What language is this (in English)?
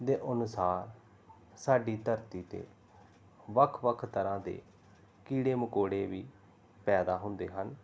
Punjabi